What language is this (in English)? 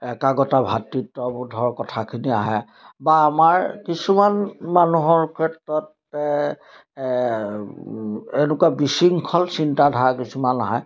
Assamese